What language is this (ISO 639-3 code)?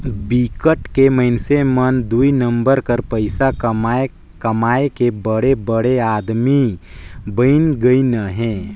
hne